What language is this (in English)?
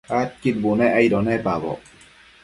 Matsés